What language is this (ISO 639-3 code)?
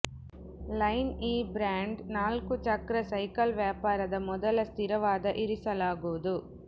kan